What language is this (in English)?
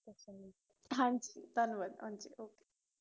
Punjabi